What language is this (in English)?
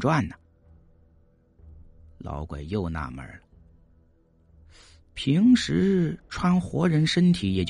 Chinese